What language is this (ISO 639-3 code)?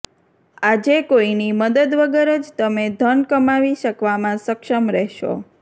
guj